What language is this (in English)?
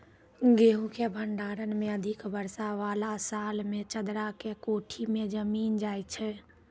Maithili